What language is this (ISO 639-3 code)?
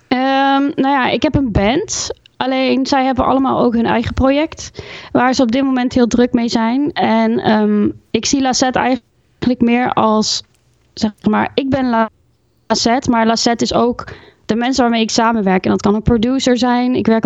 nld